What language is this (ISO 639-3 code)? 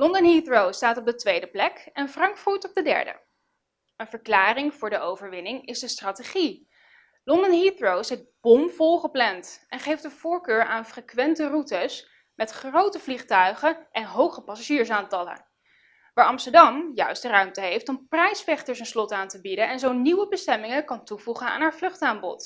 nld